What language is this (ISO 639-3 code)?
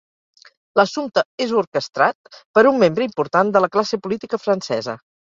cat